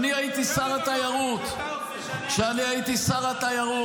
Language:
Hebrew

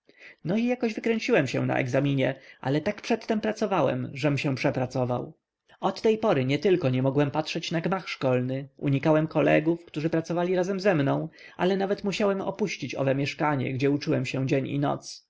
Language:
Polish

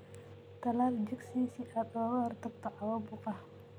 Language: Somali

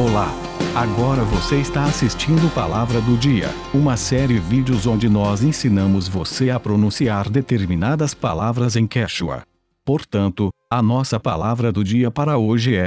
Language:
Portuguese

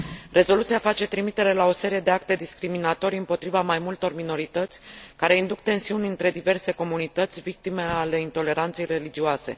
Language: Romanian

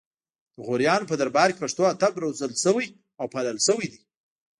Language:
Pashto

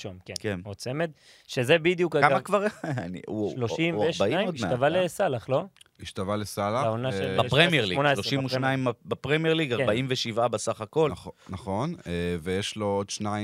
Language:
Hebrew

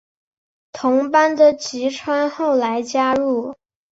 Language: Chinese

